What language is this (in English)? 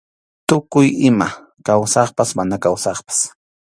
Arequipa-La Unión Quechua